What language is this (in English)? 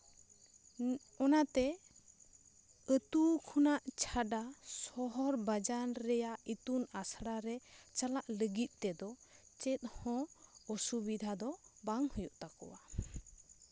Santali